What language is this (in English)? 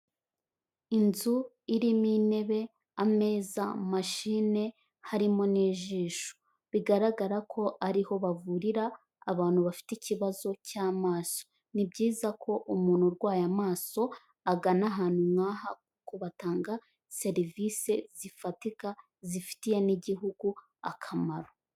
Kinyarwanda